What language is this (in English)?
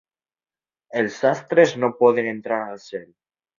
Catalan